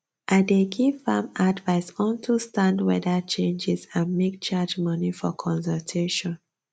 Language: Nigerian Pidgin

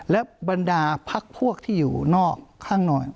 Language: Thai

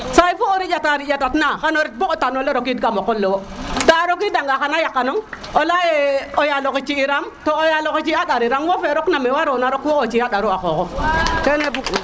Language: Serer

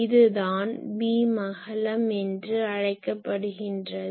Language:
Tamil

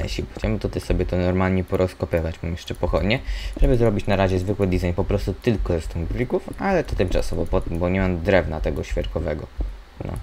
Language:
Polish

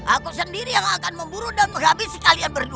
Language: Indonesian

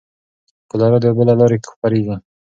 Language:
Pashto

